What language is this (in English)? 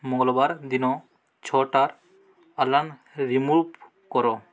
Odia